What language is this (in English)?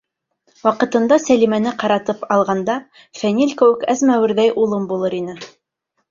Bashkir